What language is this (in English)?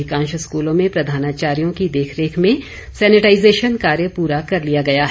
Hindi